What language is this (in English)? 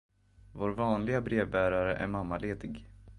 Swedish